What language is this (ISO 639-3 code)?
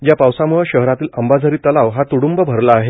mar